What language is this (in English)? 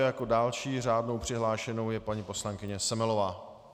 Czech